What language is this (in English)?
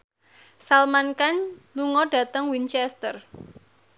Javanese